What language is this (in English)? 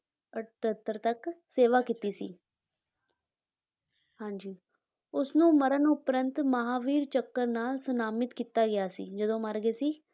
Punjabi